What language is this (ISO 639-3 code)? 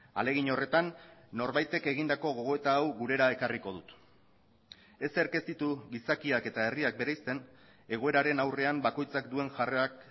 eus